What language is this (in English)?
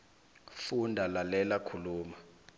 South Ndebele